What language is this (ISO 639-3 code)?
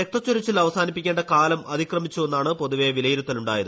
mal